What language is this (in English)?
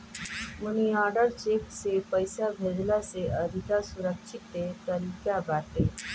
Bhojpuri